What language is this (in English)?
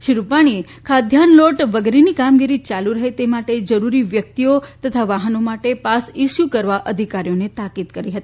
Gujarati